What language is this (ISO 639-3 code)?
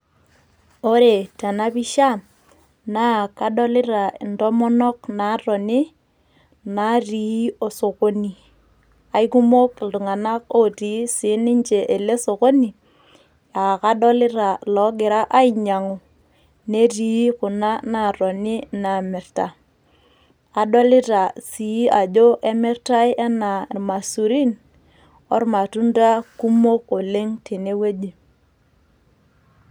mas